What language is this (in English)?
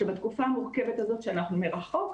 Hebrew